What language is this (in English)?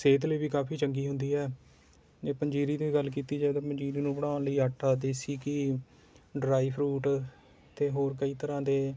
Punjabi